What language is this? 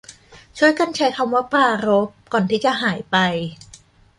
Thai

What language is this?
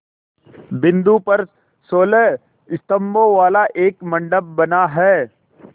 Hindi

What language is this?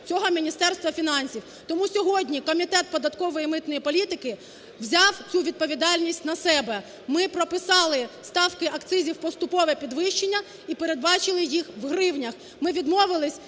Ukrainian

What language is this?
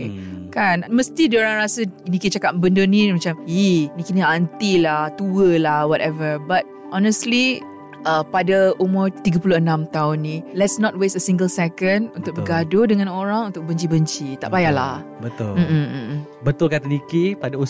Malay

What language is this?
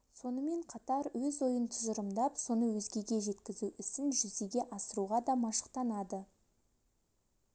Kazakh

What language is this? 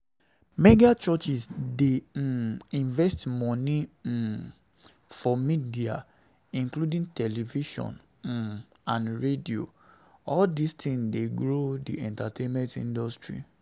Nigerian Pidgin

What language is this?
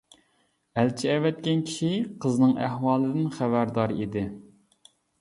Uyghur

